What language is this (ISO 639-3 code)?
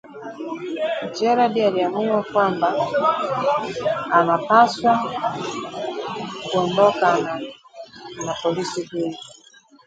swa